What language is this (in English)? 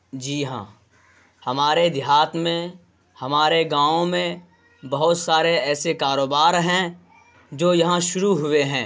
Urdu